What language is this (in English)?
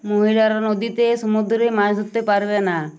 Bangla